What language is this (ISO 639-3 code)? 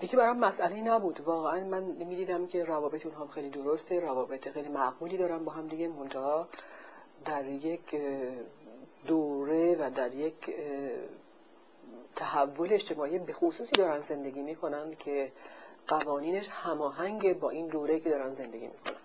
fas